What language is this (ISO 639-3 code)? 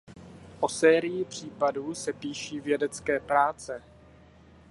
ces